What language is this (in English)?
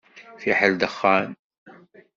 Kabyle